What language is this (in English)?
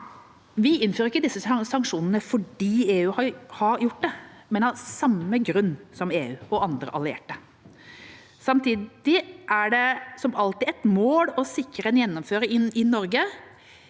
Norwegian